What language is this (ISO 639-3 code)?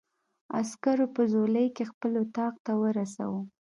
pus